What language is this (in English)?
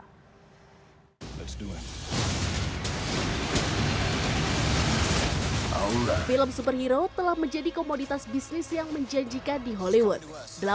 Indonesian